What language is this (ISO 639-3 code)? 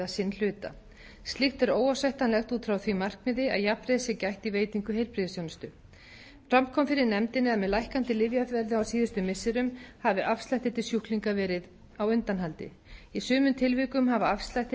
isl